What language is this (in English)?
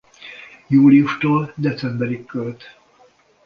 Hungarian